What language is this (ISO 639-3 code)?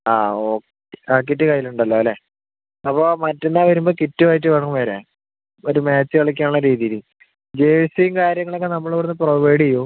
mal